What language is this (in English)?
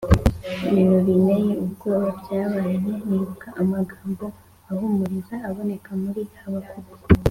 Kinyarwanda